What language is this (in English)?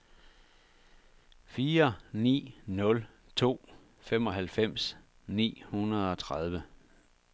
Danish